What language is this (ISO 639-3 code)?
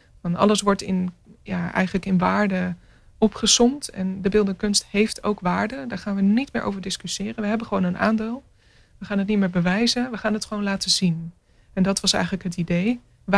nld